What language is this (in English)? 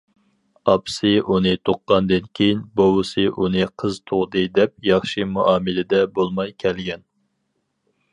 Uyghur